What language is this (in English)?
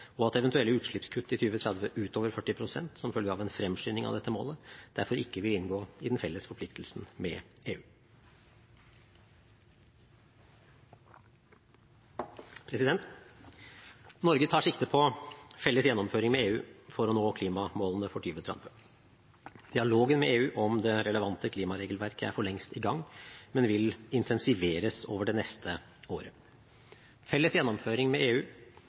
Norwegian Bokmål